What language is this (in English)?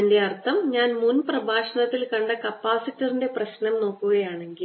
Malayalam